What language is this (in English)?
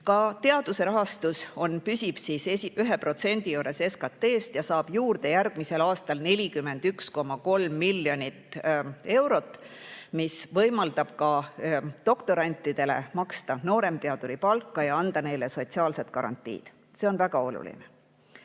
Estonian